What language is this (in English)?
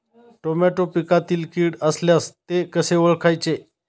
Marathi